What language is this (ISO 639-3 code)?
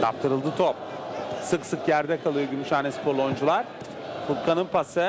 tur